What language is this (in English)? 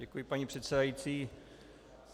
Czech